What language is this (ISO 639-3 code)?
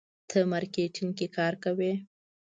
pus